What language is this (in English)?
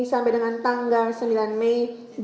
Indonesian